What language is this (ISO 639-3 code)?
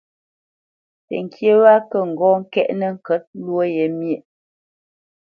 bce